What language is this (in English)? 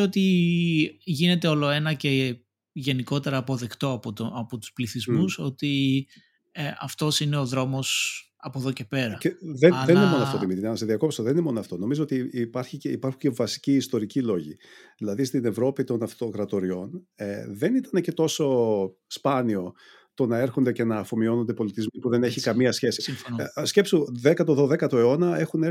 Greek